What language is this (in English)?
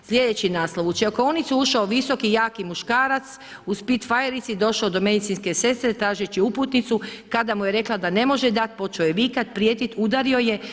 Croatian